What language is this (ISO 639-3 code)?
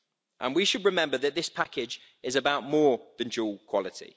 eng